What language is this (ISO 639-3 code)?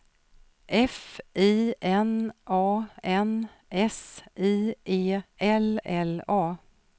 swe